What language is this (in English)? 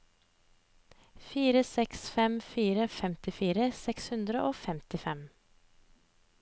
Norwegian